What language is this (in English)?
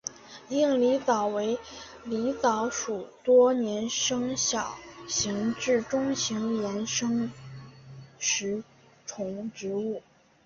Chinese